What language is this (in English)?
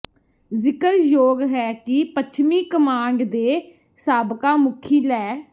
Punjabi